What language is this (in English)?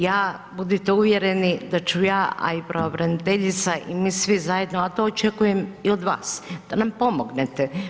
Croatian